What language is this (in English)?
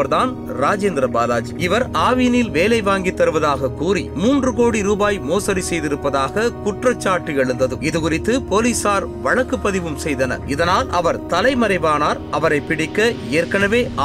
Tamil